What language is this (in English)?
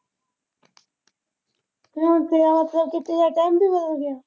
Punjabi